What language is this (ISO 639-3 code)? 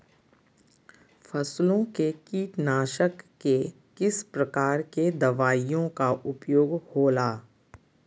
mag